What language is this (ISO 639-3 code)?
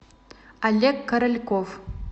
rus